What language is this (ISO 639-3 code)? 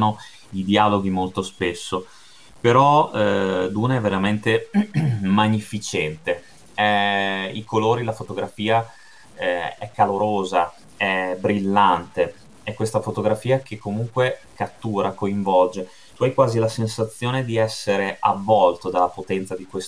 ita